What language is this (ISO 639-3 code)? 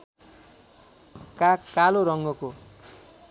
nep